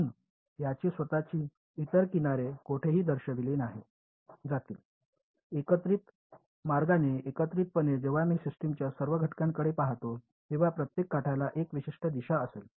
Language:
Marathi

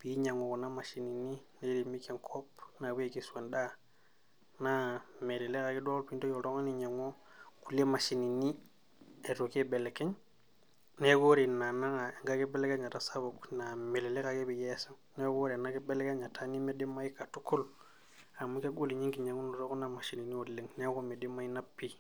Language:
Masai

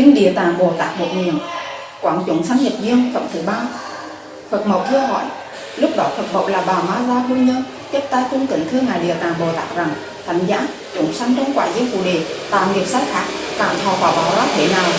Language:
Vietnamese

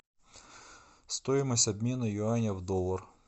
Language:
Russian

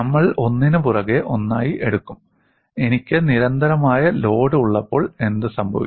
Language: Malayalam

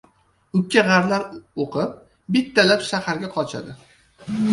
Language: Uzbek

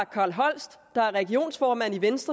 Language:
Danish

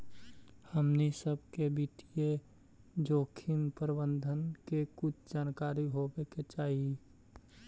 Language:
Magahi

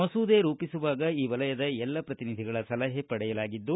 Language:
Kannada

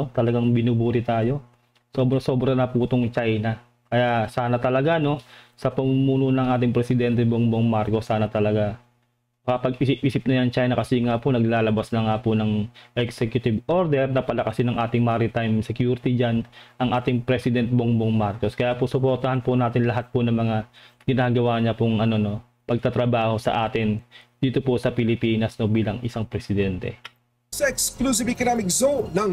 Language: Filipino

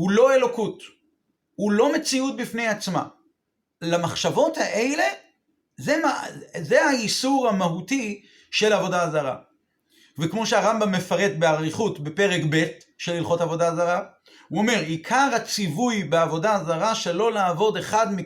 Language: Hebrew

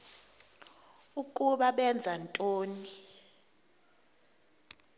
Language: Xhosa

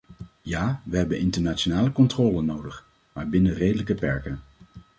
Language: Dutch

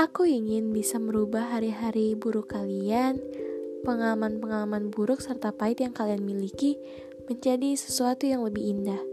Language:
Indonesian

